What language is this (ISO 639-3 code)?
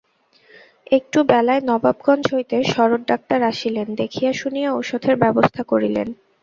ben